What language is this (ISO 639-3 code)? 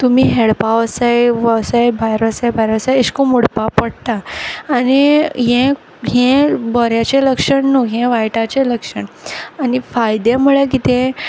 kok